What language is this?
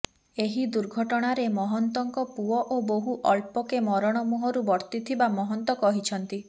Odia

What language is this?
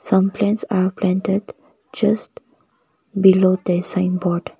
English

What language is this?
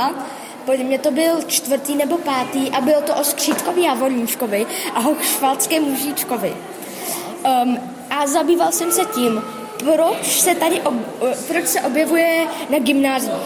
Czech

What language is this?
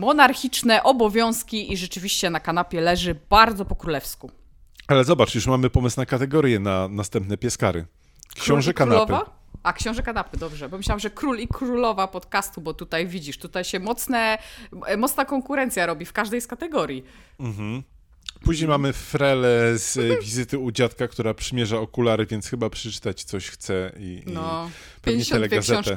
Polish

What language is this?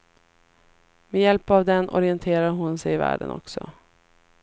Swedish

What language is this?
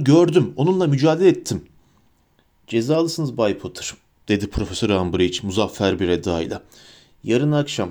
Turkish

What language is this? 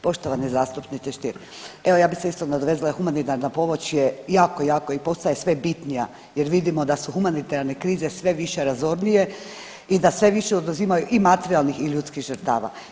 Croatian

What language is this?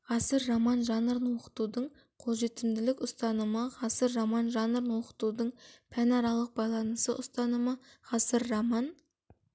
Kazakh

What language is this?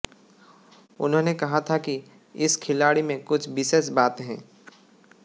Hindi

